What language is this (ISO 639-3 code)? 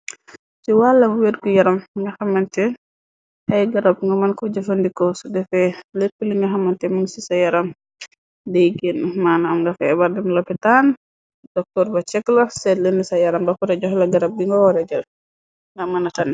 wol